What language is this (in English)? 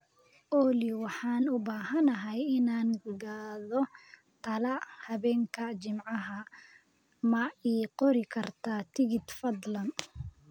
Somali